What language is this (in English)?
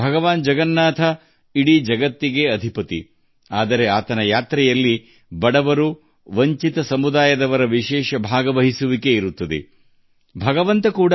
Kannada